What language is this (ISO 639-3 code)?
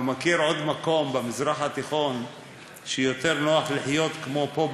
heb